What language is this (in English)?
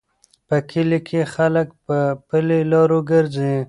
Pashto